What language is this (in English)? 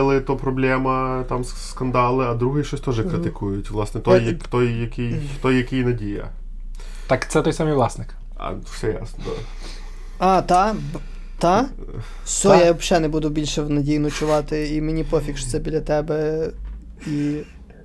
Ukrainian